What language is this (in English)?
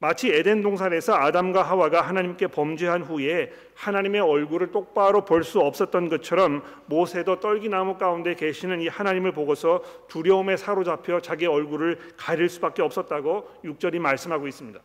Korean